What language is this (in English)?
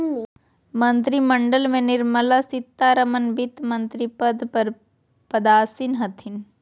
Magahi